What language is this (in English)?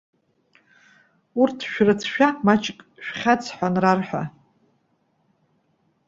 Abkhazian